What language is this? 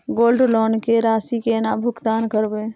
Maithili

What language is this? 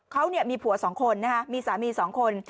Thai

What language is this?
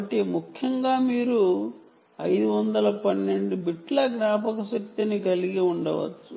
Telugu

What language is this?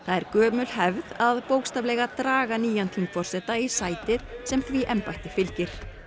Icelandic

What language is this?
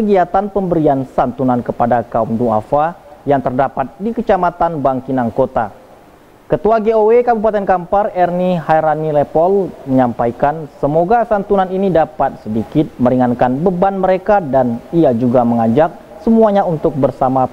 Indonesian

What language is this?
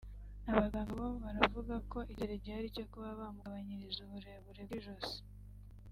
Kinyarwanda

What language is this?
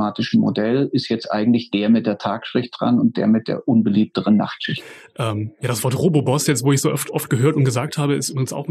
German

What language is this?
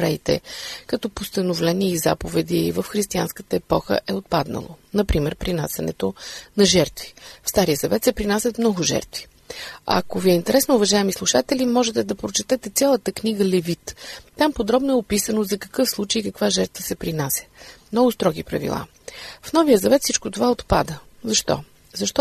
Bulgarian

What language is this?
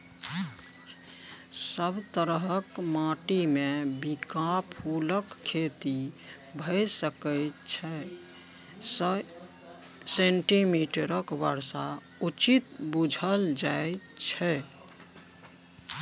Maithili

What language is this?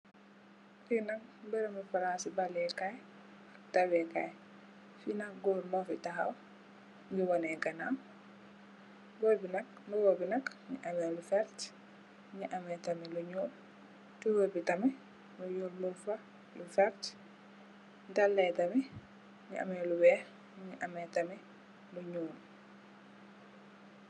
Wolof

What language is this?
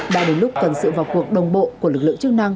Vietnamese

